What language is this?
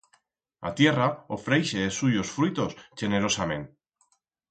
Aragonese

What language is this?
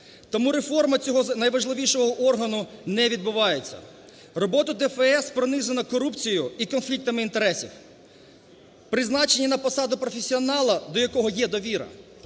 Ukrainian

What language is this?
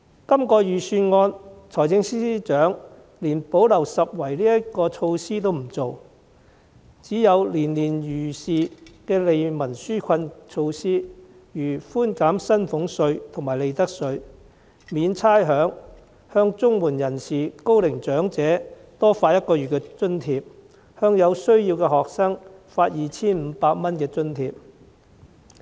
Cantonese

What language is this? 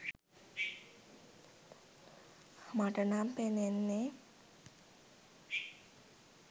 Sinhala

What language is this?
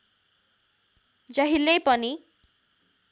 Nepali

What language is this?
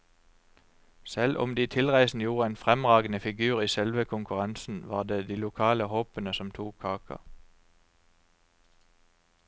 Norwegian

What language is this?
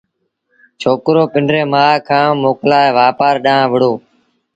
Sindhi Bhil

